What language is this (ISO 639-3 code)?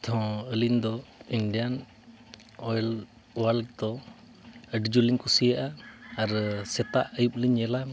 sat